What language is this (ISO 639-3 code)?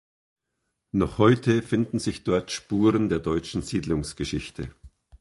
deu